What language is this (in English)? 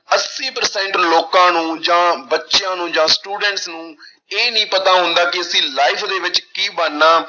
Punjabi